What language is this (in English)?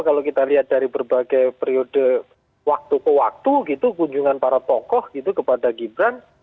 Indonesian